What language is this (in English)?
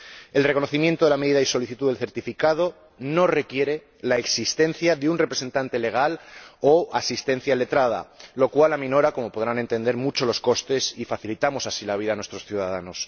Spanish